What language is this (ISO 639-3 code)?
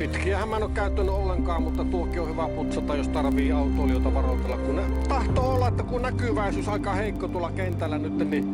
fin